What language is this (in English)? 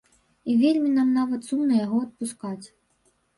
Belarusian